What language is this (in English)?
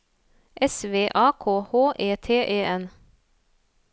Norwegian